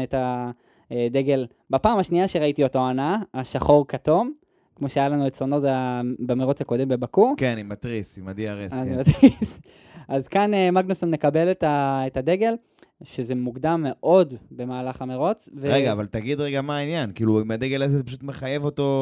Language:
Hebrew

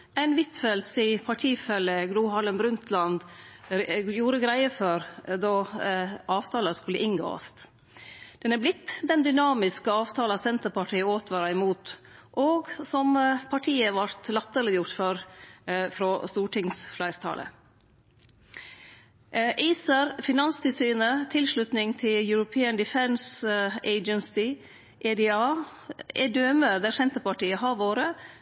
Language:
Norwegian Nynorsk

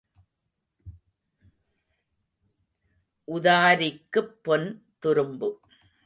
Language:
Tamil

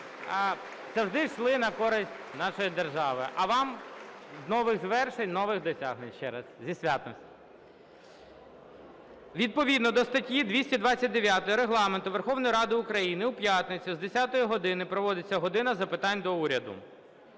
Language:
Ukrainian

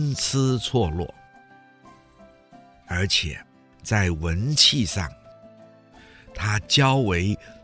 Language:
Chinese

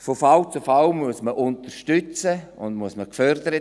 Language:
Swiss German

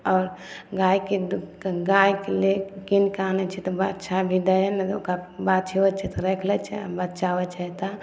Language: Maithili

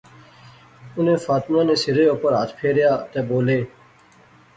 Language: Pahari-Potwari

